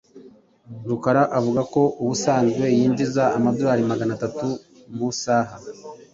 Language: Kinyarwanda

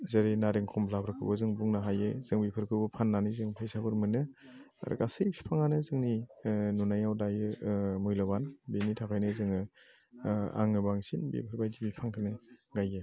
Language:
Bodo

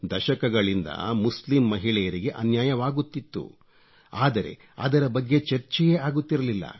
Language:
Kannada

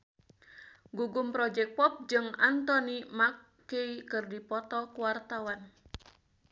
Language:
Sundanese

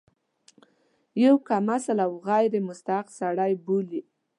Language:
Pashto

